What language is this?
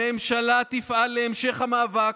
Hebrew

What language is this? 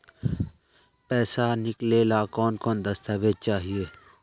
Magahi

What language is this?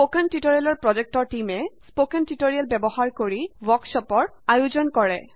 Assamese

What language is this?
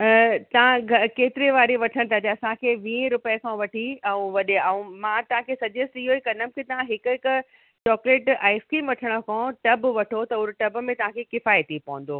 Sindhi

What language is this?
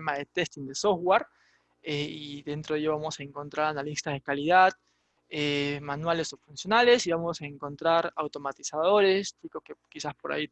Spanish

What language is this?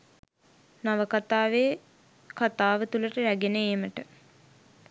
Sinhala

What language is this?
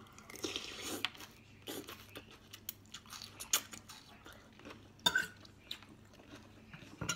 Thai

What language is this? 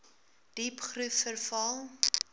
Afrikaans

